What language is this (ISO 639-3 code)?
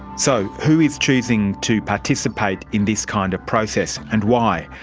eng